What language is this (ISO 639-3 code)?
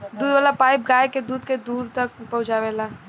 bho